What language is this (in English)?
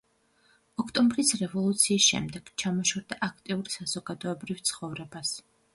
Georgian